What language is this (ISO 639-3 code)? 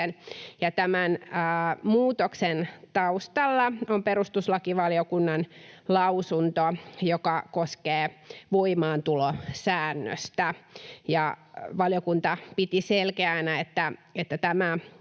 fin